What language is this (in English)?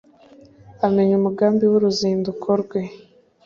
Kinyarwanda